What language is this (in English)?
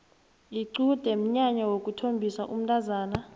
South Ndebele